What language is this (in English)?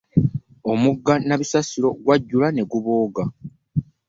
Ganda